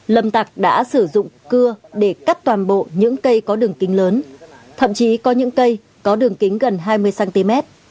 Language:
Vietnamese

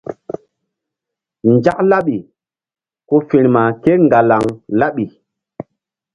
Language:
Mbum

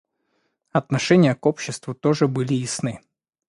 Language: Russian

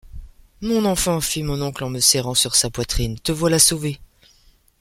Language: French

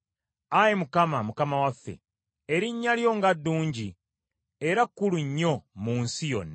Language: Ganda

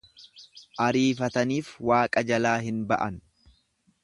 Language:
Oromo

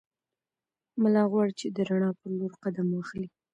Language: Pashto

